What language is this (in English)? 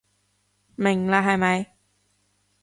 Cantonese